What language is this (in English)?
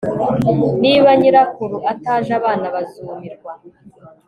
Kinyarwanda